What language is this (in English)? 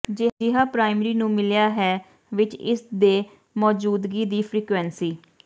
Punjabi